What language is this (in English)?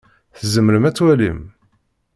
Kabyle